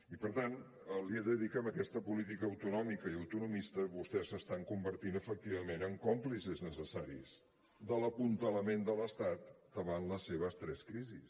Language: Catalan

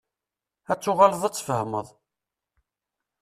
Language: Kabyle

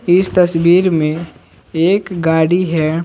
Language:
Hindi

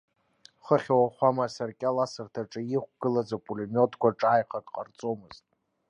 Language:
Abkhazian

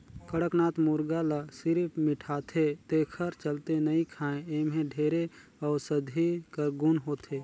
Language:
Chhattisgarhi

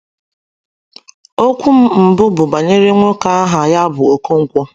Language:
Igbo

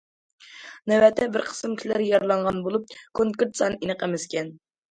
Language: Uyghur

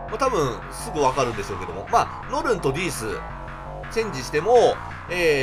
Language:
Japanese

